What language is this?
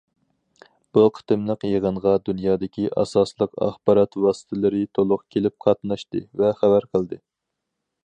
Uyghur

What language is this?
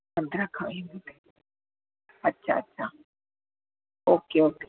Sindhi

